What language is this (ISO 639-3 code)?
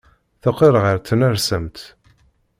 kab